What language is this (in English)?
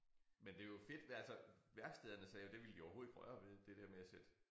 Danish